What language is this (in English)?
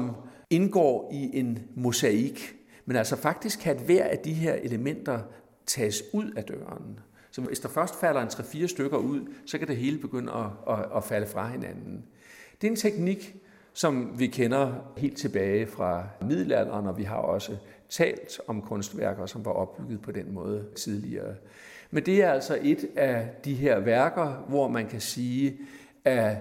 Danish